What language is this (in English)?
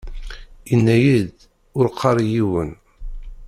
Kabyle